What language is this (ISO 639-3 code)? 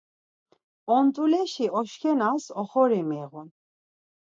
lzz